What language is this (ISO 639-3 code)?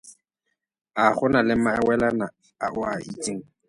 tsn